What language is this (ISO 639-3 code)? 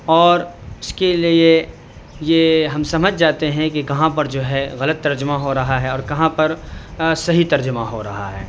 urd